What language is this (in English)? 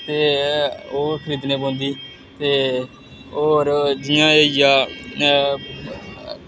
Dogri